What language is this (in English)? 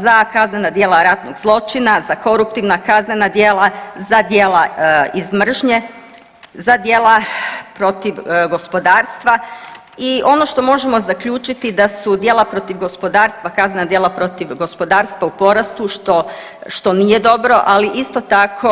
Croatian